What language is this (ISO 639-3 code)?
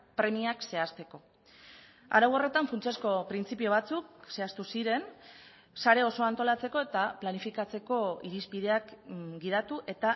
eus